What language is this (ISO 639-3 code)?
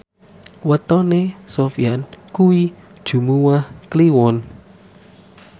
jav